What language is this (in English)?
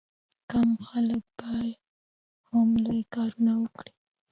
Pashto